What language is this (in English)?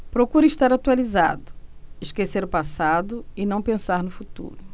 Portuguese